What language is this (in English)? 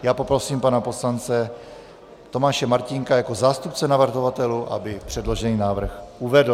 Czech